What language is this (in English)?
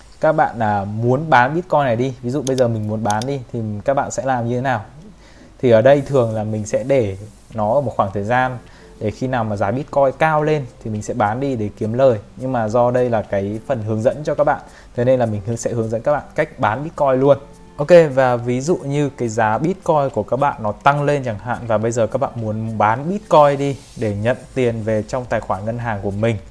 Vietnamese